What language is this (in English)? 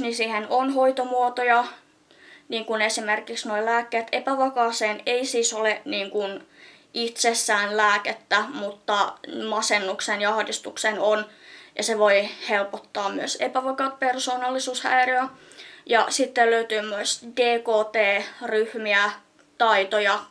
Finnish